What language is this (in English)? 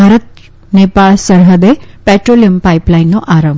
Gujarati